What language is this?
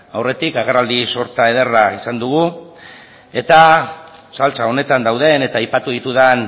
Basque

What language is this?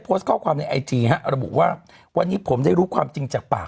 Thai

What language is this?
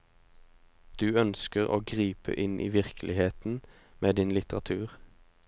Norwegian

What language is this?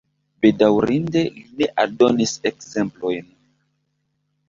Esperanto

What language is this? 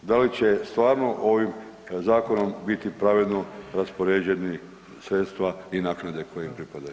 Croatian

